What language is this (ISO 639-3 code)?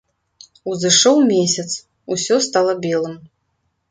bel